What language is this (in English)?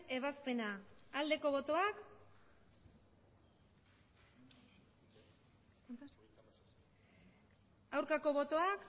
Basque